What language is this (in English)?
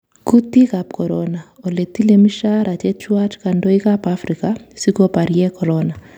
Kalenjin